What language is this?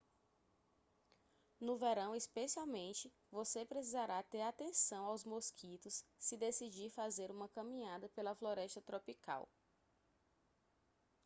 Portuguese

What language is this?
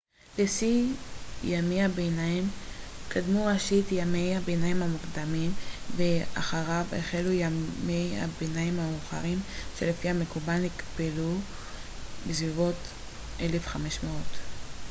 Hebrew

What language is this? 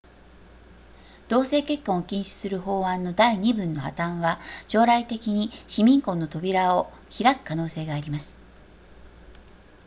Japanese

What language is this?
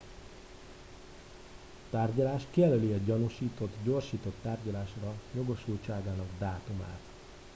Hungarian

